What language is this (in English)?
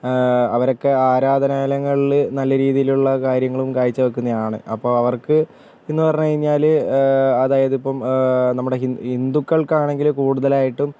Malayalam